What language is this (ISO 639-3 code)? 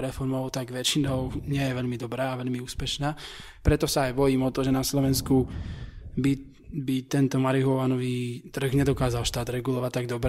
slk